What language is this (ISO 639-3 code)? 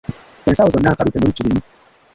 lug